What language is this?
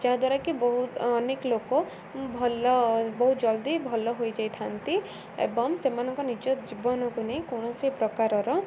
Odia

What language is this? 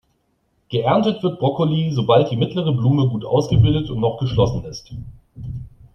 German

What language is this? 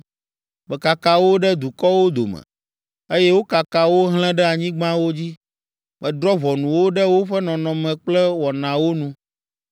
Ewe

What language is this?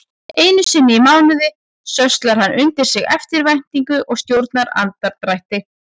Icelandic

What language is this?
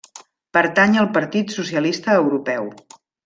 Catalan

